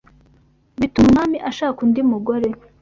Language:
Kinyarwanda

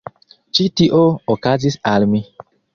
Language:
Esperanto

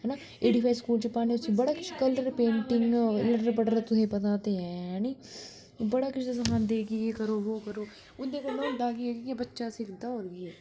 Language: Dogri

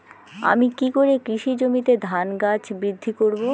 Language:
Bangla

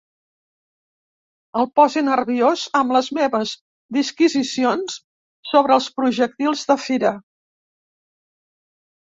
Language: Catalan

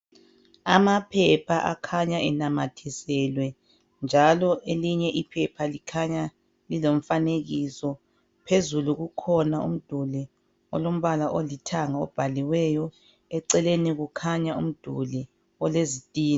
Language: North Ndebele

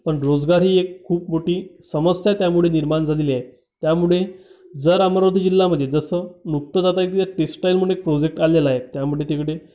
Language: Marathi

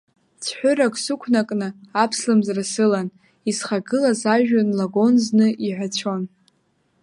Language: Abkhazian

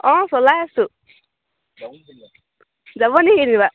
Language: Assamese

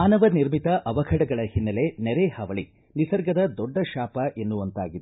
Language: Kannada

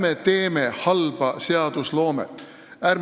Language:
Estonian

